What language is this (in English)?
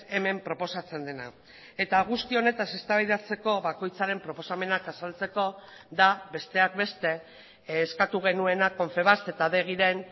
Basque